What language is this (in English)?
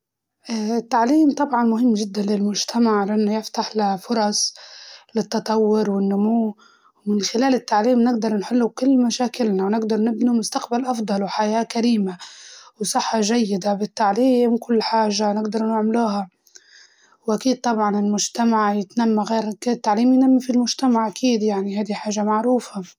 Libyan Arabic